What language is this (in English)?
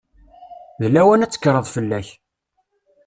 Kabyle